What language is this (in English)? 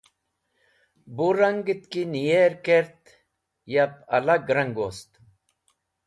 Wakhi